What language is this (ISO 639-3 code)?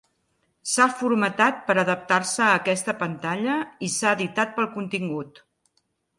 cat